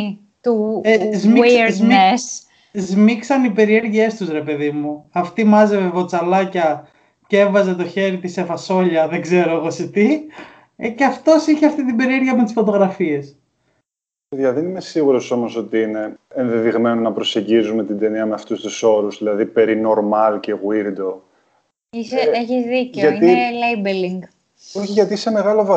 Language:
Greek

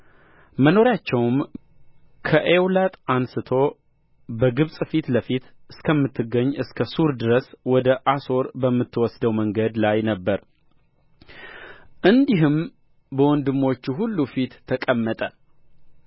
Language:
Amharic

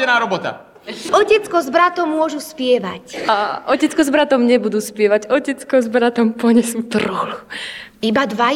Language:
Slovak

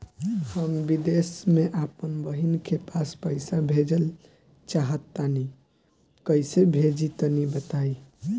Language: Bhojpuri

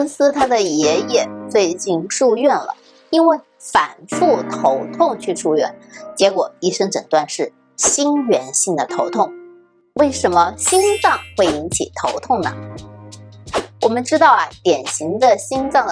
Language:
Chinese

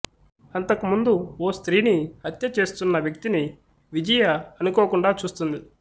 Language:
Telugu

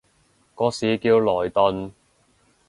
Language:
Cantonese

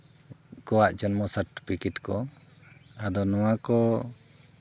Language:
Santali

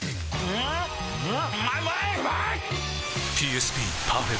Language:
Japanese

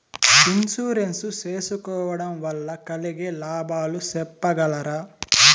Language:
Telugu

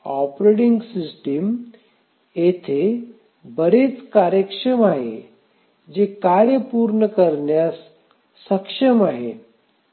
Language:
Marathi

